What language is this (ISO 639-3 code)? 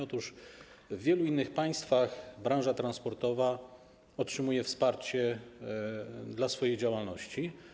pol